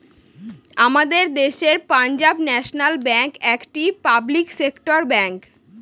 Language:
Bangla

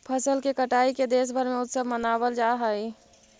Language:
Magahi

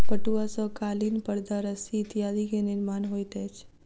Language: Maithili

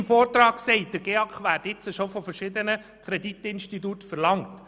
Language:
Swiss German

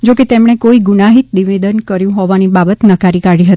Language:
Gujarati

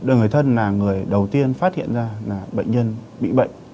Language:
Vietnamese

